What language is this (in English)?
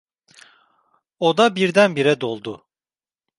Turkish